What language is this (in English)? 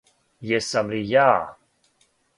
Serbian